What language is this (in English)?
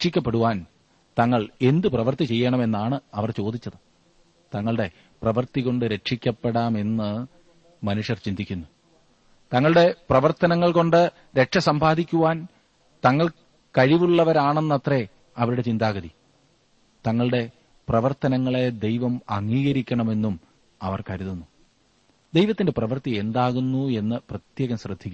Malayalam